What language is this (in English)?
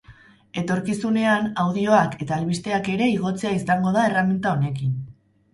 Basque